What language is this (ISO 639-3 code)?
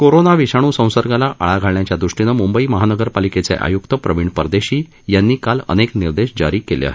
mar